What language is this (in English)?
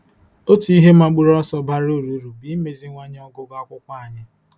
Igbo